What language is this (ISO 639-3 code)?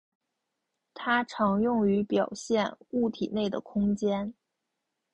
zho